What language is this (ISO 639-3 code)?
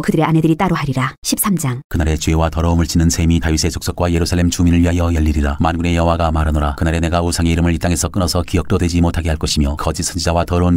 kor